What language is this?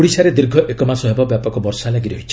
Odia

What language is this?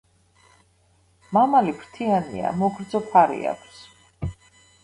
Georgian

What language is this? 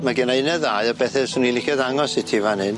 Welsh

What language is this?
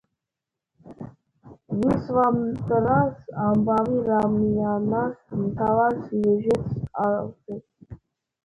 Georgian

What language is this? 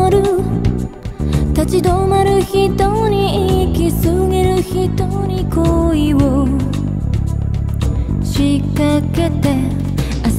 Korean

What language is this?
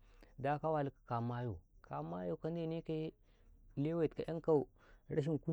Karekare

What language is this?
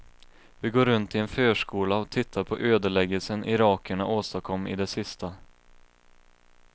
Swedish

